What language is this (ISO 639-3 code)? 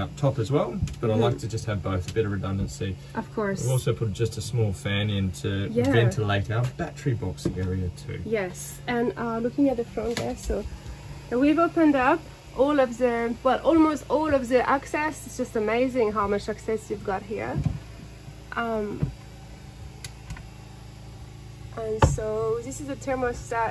eng